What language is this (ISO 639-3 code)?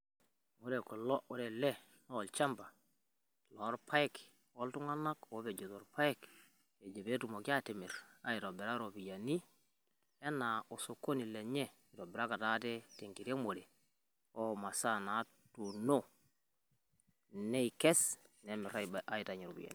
mas